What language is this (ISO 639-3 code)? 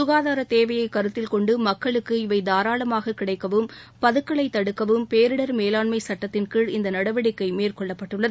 tam